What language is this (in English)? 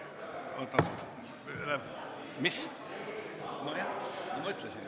Estonian